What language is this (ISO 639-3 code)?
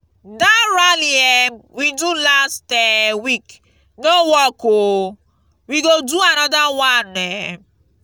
pcm